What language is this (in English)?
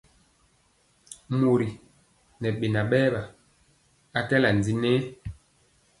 Mpiemo